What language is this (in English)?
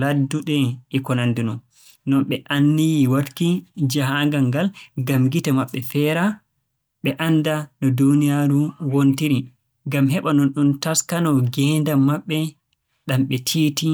Borgu Fulfulde